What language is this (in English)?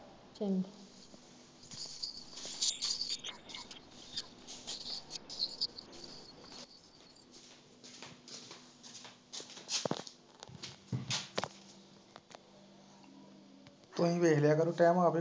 Punjabi